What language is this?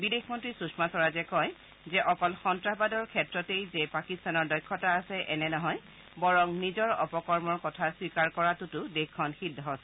Assamese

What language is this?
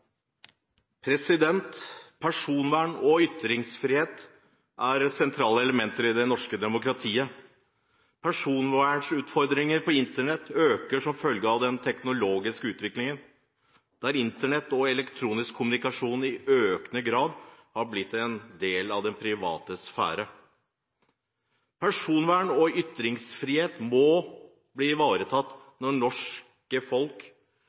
Norwegian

